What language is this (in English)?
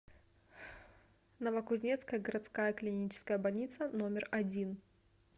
Russian